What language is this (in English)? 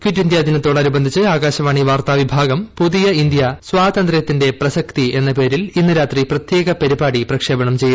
Malayalam